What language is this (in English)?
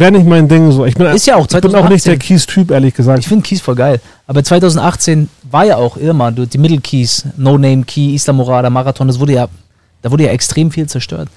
German